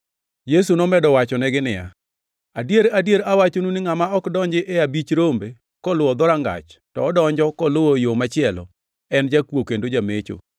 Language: Luo (Kenya and Tanzania)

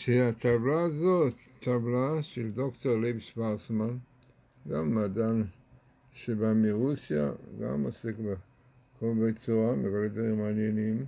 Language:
Hebrew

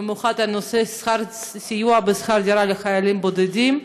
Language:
Hebrew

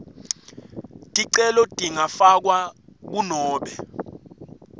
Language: Swati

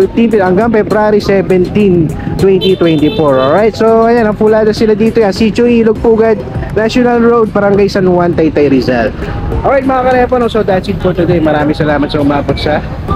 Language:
Filipino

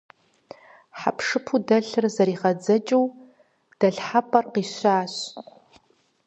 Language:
Kabardian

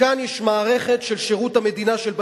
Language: Hebrew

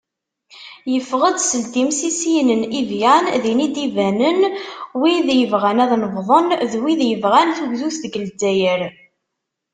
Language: Kabyle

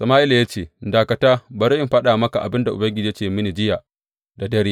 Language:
Hausa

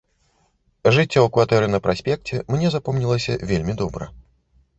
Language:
Belarusian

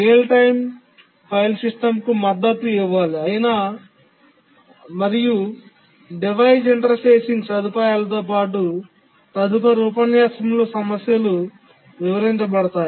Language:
Telugu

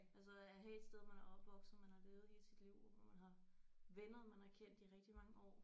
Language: Danish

